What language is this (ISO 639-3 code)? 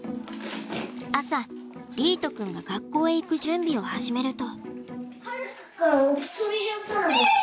jpn